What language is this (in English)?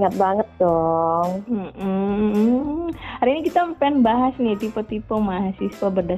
Indonesian